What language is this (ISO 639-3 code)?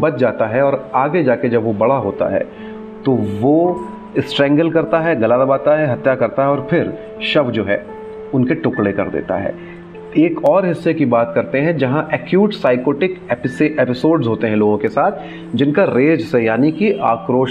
hin